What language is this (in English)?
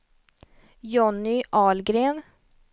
Swedish